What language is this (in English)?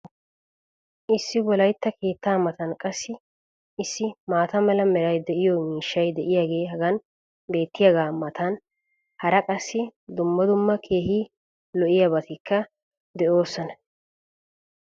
Wolaytta